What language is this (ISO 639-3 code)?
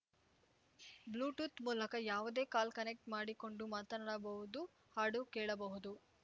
kan